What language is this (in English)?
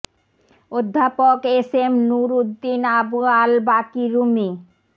Bangla